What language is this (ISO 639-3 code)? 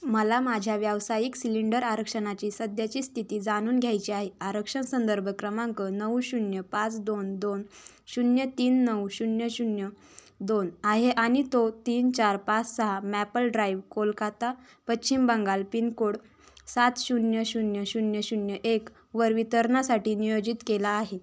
mar